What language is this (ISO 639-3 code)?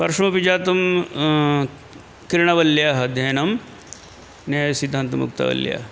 san